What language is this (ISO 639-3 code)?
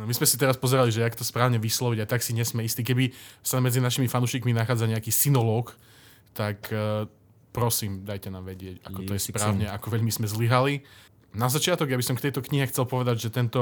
slk